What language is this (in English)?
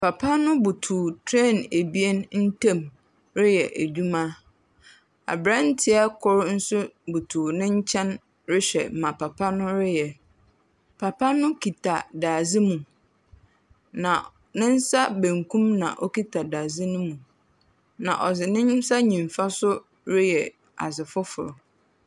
Akan